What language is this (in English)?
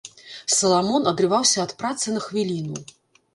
Belarusian